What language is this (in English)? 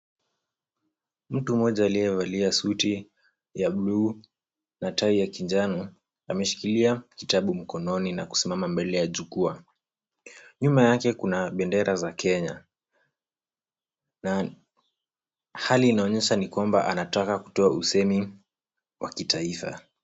Swahili